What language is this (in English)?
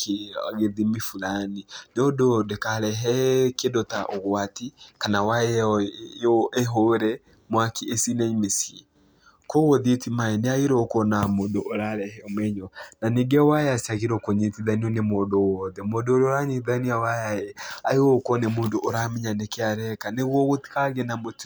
Kikuyu